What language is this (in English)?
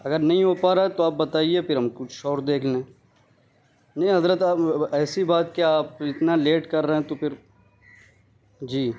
Urdu